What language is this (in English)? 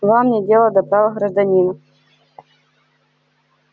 Russian